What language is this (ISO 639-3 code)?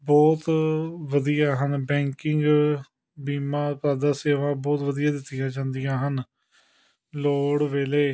pan